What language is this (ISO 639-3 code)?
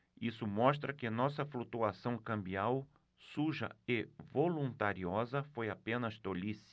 por